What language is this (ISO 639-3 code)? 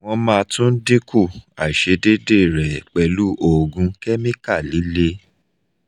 yor